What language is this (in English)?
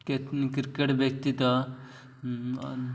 Odia